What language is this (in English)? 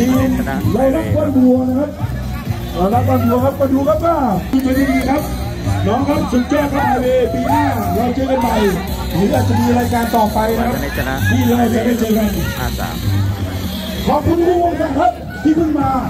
Thai